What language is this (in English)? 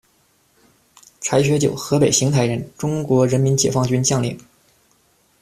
Chinese